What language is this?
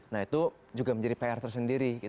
Indonesian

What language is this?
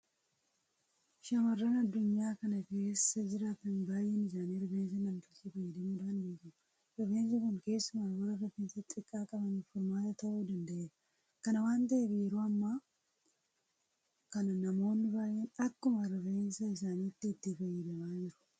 Oromo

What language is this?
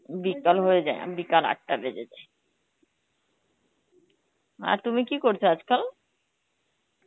Bangla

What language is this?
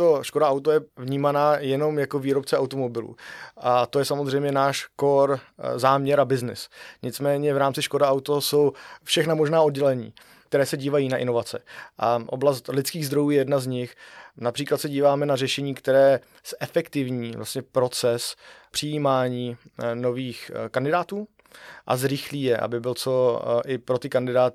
Czech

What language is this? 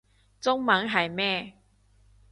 Cantonese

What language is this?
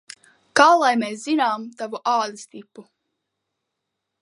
Latvian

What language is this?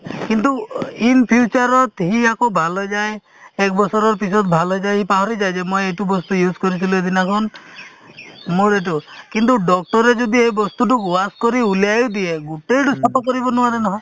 Assamese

